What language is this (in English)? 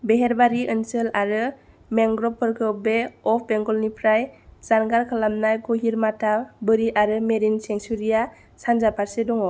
Bodo